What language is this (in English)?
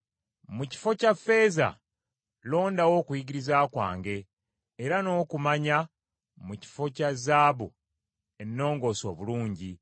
Ganda